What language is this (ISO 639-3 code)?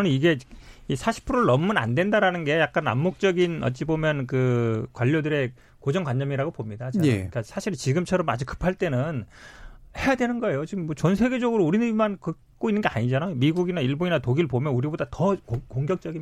kor